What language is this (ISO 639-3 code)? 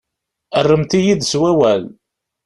kab